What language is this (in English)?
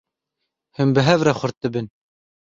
Kurdish